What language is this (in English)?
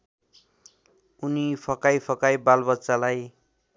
Nepali